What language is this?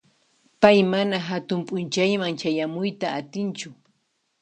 Puno Quechua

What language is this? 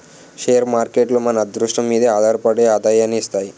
Telugu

